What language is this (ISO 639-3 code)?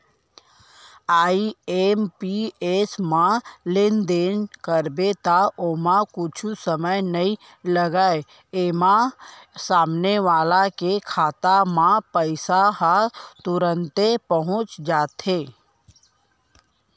hne